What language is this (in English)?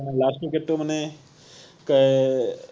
Assamese